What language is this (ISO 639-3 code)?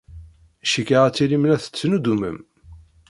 kab